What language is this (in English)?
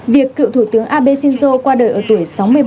Vietnamese